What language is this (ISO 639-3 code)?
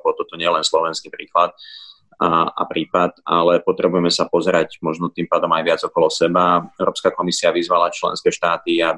slk